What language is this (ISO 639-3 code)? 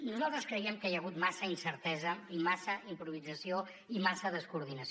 cat